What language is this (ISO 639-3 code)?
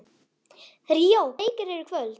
isl